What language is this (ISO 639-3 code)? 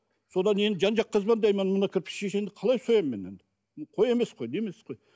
kaz